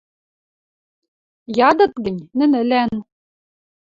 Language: Western Mari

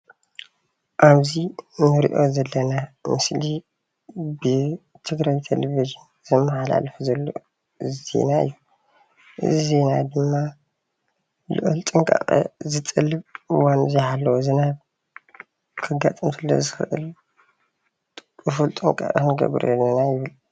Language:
Tigrinya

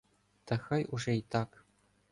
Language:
Ukrainian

